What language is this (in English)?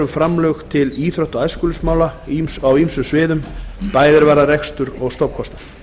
Icelandic